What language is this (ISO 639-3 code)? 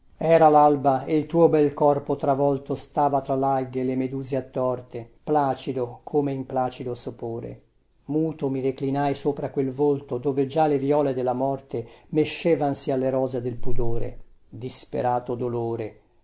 ita